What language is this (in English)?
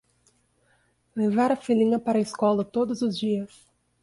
Portuguese